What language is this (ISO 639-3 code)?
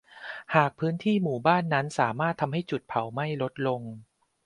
tha